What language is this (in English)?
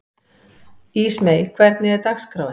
Icelandic